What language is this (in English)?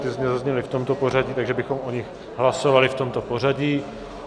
Czech